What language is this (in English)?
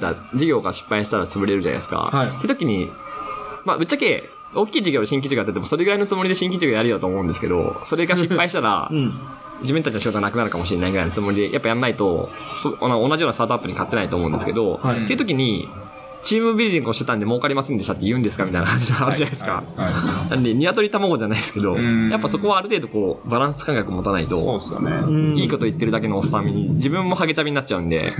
Japanese